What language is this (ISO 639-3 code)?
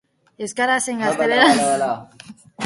eus